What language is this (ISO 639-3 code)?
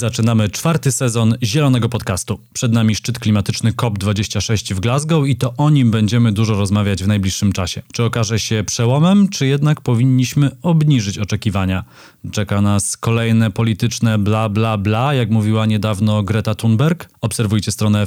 pol